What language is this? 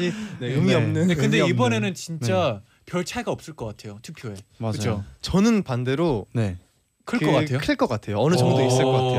Korean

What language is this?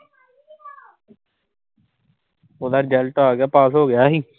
Punjabi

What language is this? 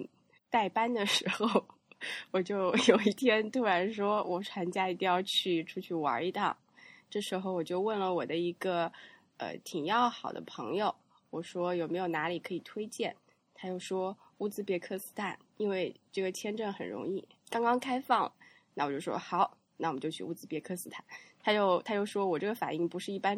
Chinese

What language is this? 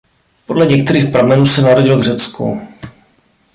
Czech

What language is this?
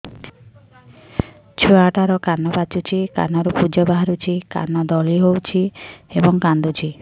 Odia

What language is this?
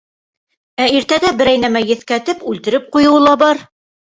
Bashkir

